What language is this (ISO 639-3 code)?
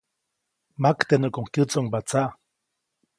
zoc